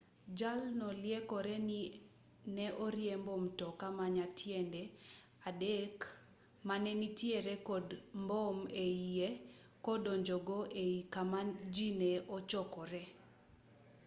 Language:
Luo (Kenya and Tanzania)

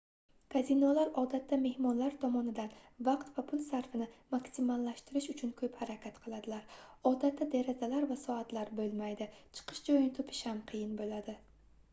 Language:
Uzbek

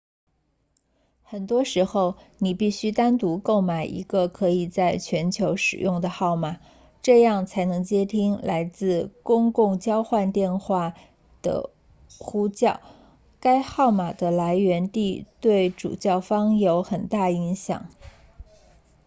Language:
Chinese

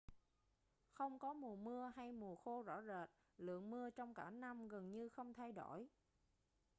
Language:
Vietnamese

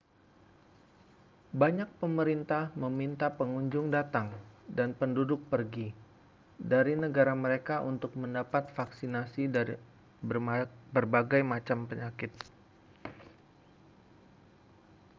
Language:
Indonesian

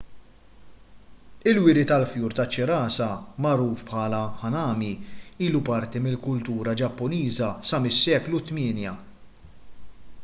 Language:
Maltese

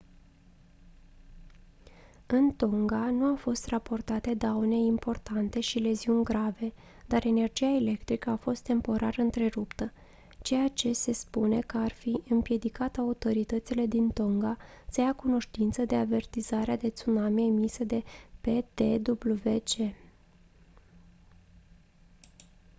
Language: Romanian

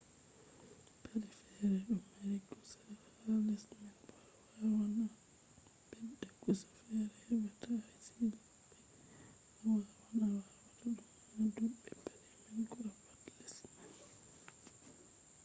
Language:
Fula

